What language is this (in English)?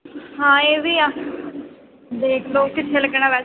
Punjabi